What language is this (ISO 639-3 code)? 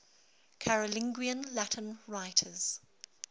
eng